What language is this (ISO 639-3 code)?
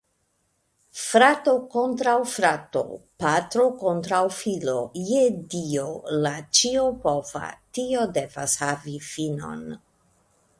epo